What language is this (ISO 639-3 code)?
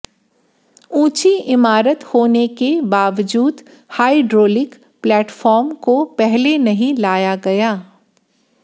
hin